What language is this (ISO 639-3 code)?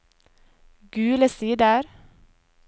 nor